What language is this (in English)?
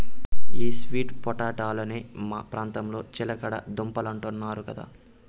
Telugu